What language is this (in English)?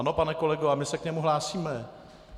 Czech